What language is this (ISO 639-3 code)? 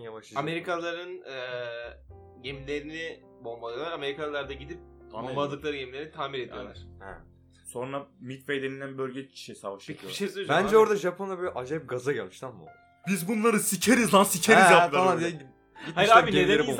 tur